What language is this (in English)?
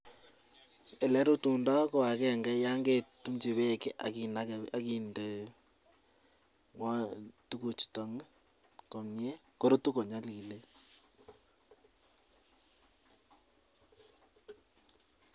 Kalenjin